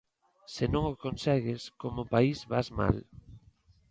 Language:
Galician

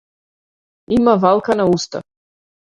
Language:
Macedonian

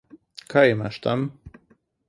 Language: Slovenian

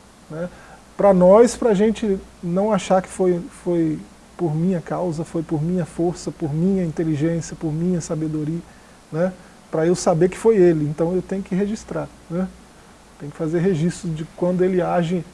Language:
Portuguese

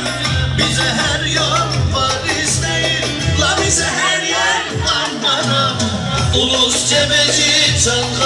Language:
Turkish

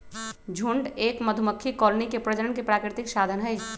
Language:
Magahi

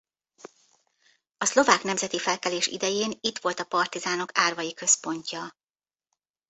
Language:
Hungarian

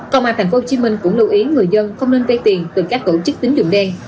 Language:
Vietnamese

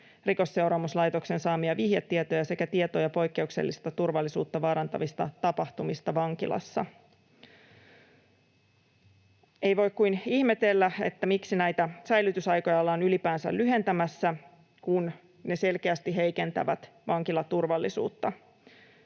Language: Finnish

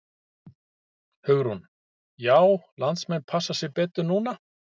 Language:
Icelandic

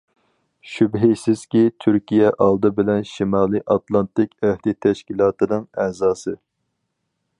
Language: Uyghur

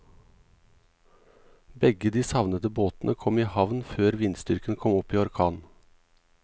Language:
Norwegian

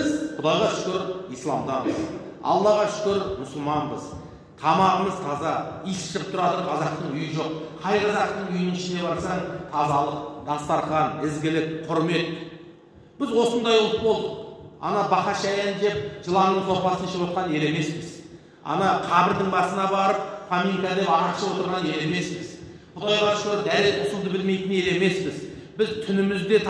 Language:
Turkish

